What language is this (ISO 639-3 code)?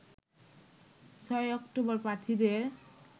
ben